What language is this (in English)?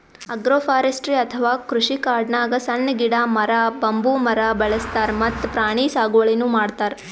Kannada